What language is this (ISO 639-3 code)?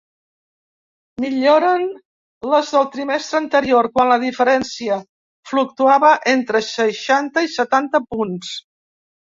cat